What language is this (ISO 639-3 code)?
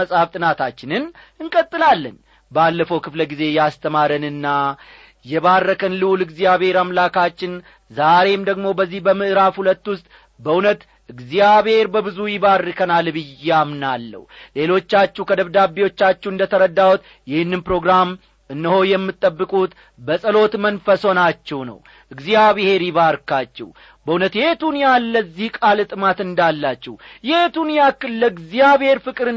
amh